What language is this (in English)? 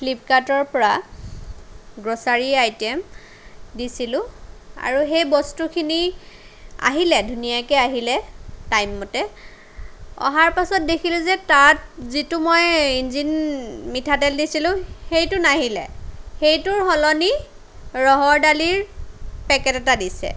Assamese